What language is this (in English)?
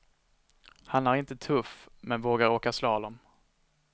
Swedish